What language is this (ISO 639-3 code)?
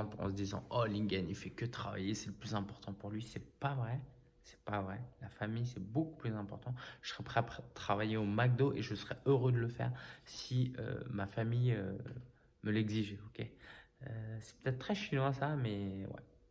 fra